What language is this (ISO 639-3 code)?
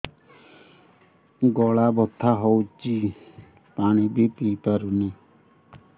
ori